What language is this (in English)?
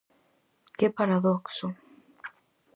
Galician